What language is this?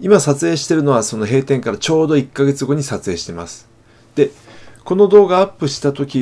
Japanese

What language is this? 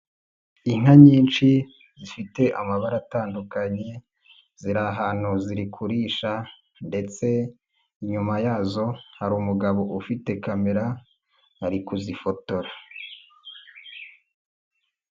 Kinyarwanda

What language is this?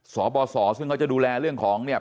Thai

